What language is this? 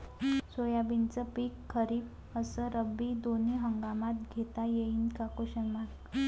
Marathi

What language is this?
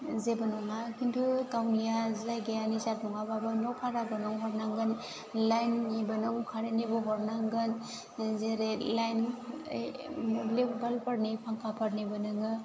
Bodo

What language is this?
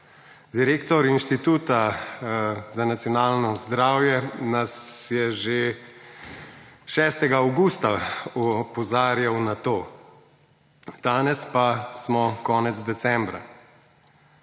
Slovenian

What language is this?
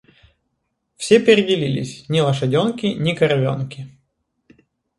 Russian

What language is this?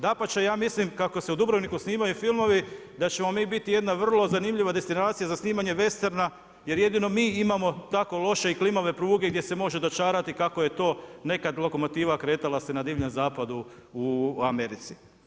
Croatian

